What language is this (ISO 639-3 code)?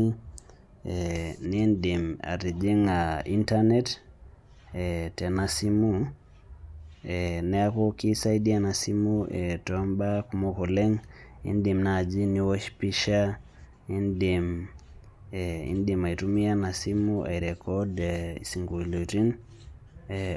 mas